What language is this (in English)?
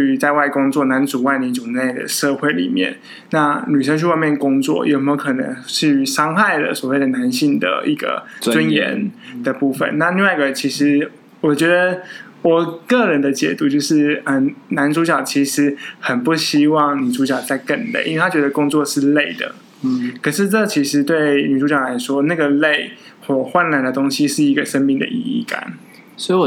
Chinese